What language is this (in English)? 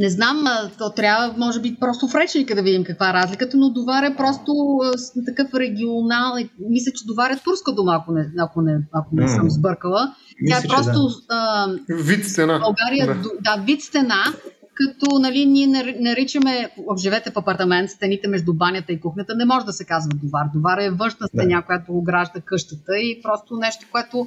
Bulgarian